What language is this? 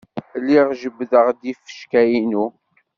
Kabyle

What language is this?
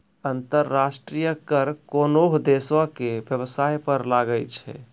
Maithili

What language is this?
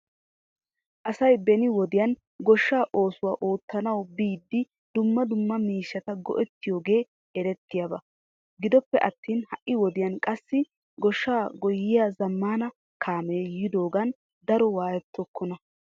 Wolaytta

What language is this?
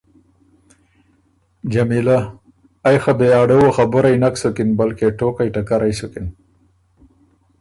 Ormuri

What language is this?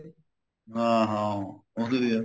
Punjabi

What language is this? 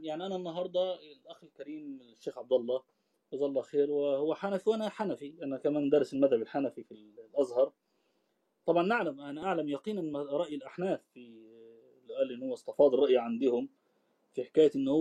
Arabic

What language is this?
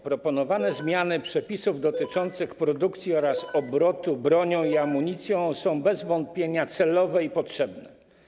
Polish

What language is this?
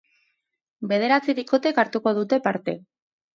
Basque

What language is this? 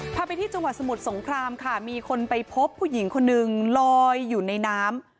Thai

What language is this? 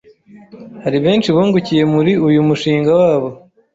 Kinyarwanda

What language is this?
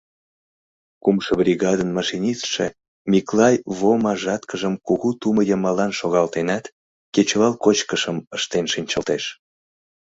Mari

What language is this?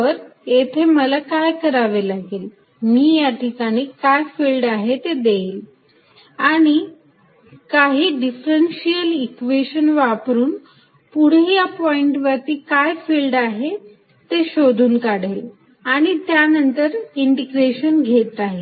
Marathi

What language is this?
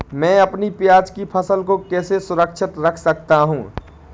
Hindi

